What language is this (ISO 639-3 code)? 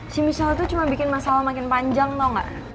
ind